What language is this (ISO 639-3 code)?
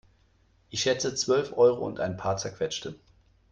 deu